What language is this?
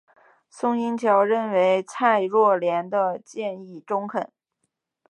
Chinese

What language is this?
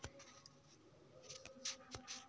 Maithili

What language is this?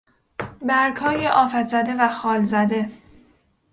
Persian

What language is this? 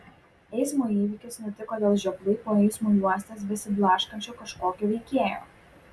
Lithuanian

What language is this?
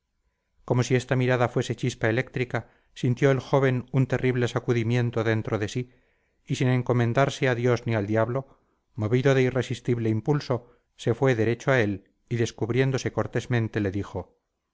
Spanish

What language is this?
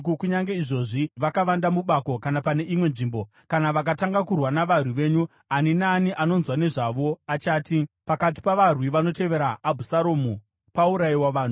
Shona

